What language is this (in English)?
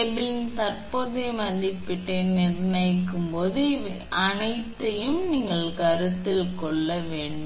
Tamil